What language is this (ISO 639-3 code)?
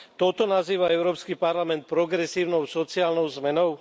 slk